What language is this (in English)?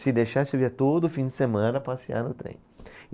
Portuguese